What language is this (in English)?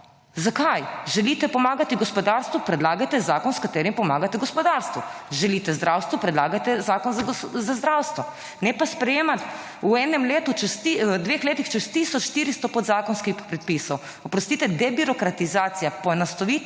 Slovenian